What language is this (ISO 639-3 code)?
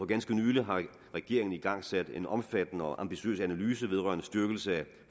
dan